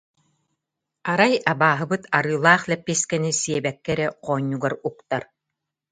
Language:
Yakut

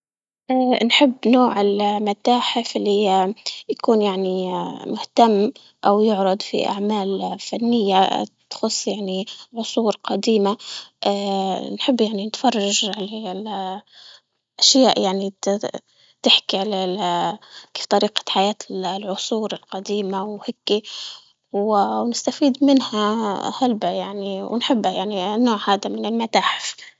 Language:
Libyan Arabic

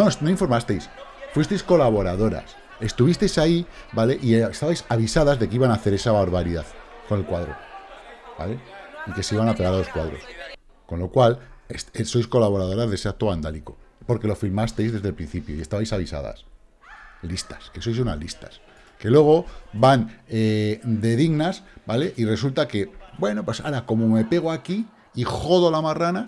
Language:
Spanish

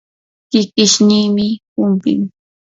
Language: Yanahuanca Pasco Quechua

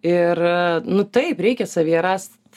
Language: Lithuanian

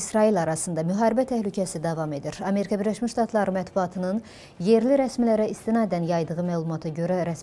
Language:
Turkish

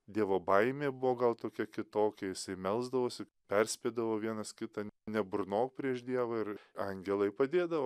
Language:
Lithuanian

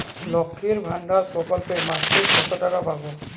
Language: Bangla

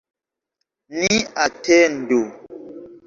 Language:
Esperanto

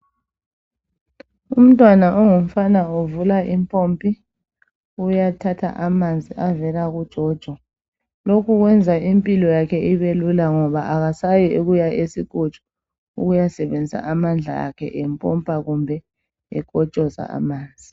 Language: North Ndebele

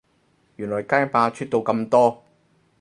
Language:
Cantonese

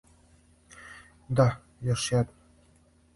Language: Serbian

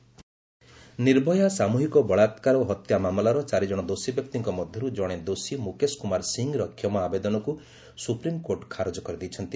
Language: Odia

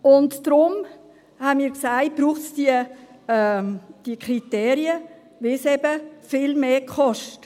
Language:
Swiss German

